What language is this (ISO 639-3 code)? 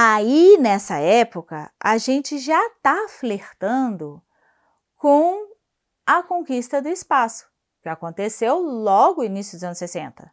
por